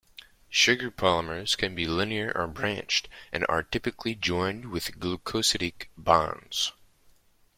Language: English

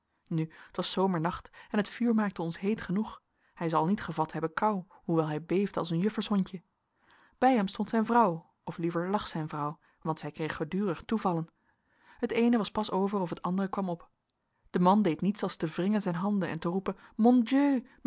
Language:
Dutch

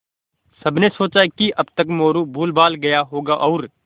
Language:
Hindi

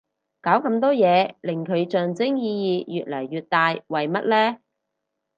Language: Cantonese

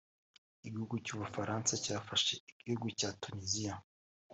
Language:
Kinyarwanda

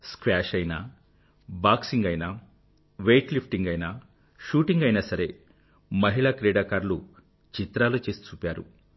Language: Telugu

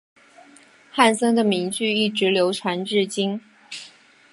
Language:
Chinese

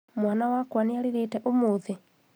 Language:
Kikuyu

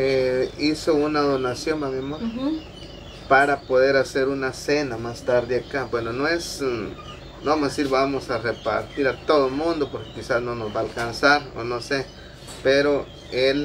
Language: Spanish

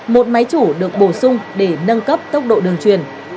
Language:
Vietnamese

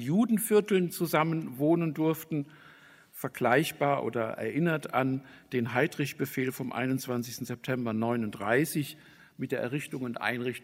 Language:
German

